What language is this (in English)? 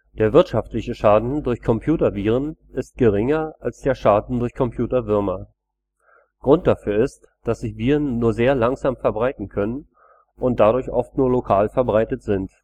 German